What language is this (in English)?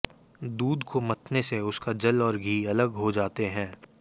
Hindi